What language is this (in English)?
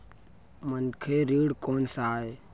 Chhattisgarhi